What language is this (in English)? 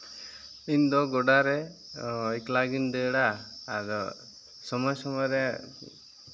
Santali